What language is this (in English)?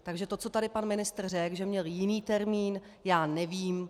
Czech